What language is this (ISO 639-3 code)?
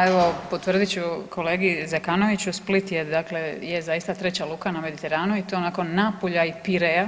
hrv